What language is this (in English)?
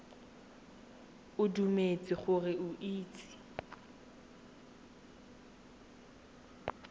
Tswana